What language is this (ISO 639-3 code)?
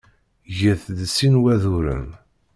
kab